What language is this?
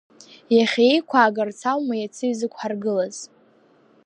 Abkhazian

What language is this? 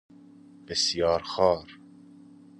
Persian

